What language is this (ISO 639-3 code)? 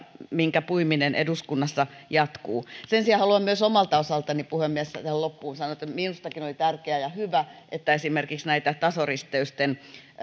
fin